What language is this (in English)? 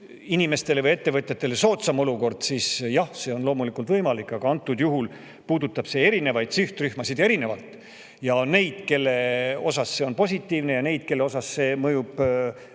Estonian